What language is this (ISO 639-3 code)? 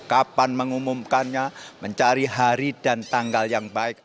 ind